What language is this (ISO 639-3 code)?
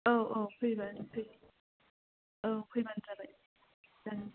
brx